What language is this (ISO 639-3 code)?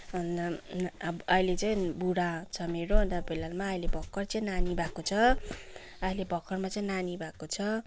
nep